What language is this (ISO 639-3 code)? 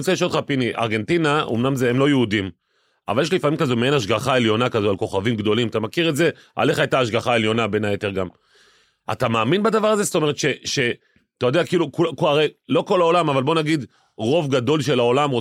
heb